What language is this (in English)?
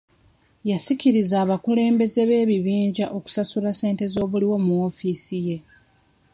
Ganda